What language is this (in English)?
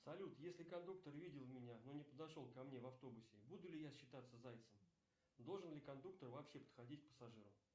Russian